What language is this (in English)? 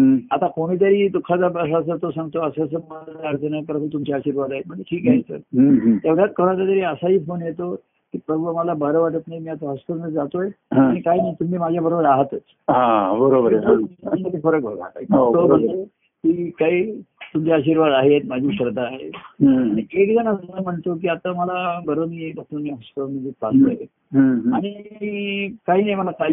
Marathi